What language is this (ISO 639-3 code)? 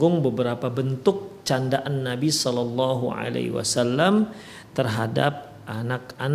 ind